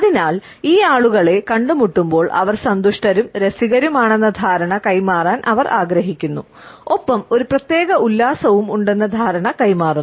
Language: Malayalam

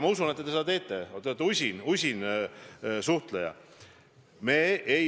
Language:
Estonian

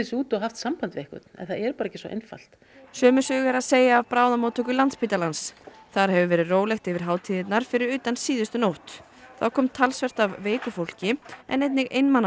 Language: Icelandic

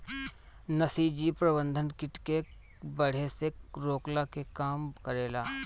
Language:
Bhojpuri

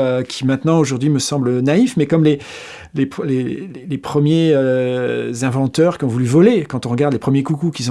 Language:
French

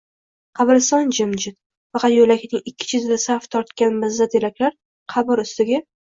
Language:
Uzbek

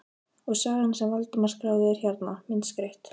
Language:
Icelandic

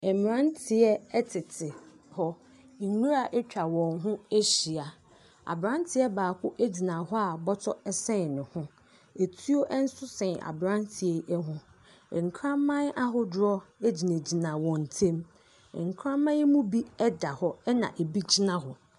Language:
Akan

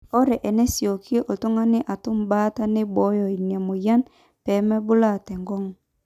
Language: Masai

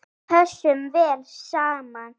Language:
Icelandic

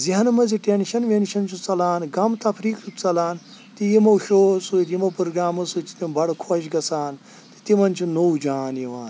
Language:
Kashmiri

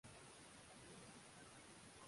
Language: Swahili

